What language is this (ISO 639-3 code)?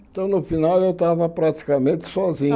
por